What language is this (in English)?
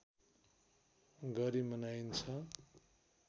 Nepali